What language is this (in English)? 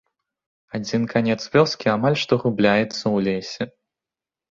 Belarusian